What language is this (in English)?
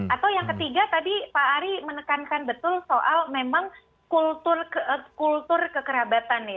Indonesian